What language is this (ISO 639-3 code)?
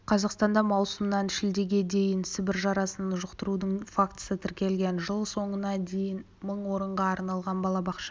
kaz